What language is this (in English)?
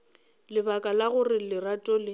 Northern Sotho